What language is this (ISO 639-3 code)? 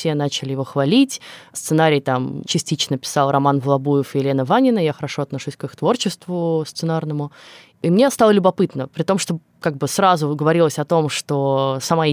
rus